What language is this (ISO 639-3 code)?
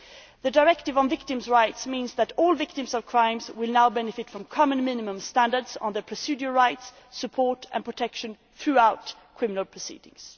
eng